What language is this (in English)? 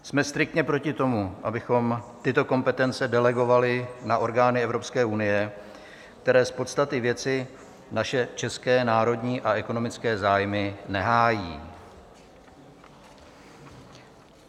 Czech